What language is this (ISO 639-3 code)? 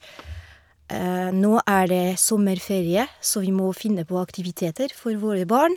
nor